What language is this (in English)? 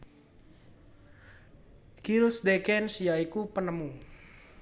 Javanese